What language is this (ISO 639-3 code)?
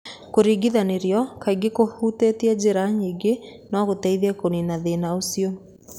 kik